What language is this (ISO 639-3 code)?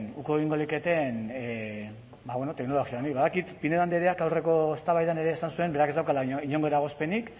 eus